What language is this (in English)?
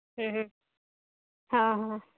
Santali